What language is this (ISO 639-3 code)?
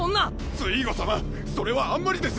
jpn